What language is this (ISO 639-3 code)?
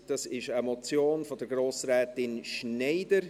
gsw